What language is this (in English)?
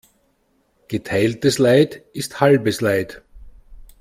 German